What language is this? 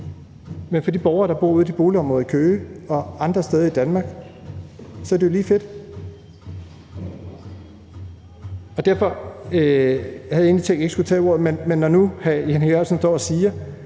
Danish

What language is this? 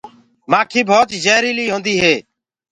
Gurgula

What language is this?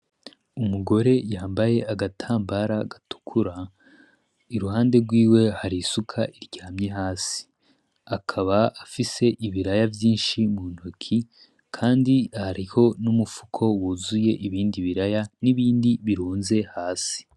Rundi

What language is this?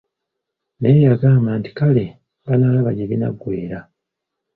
Ganda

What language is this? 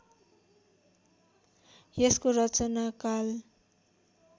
Nepali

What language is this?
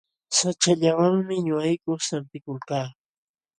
Jauja Wanca Quechua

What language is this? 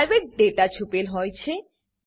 Gujarati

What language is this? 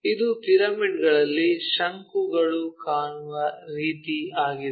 Kannada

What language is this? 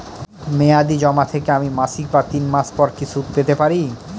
Bangla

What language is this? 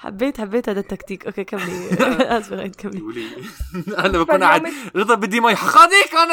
Arabic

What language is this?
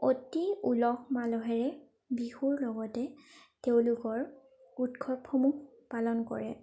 Assamese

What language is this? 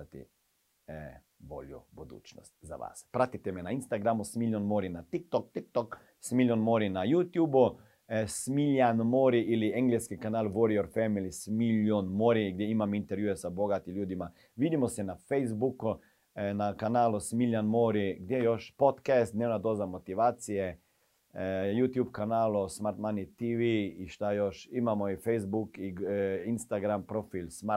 Croatian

